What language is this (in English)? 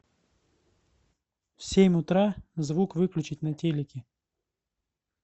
Russian